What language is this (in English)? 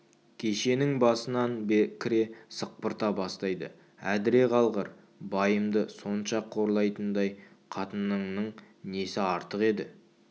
Kazakh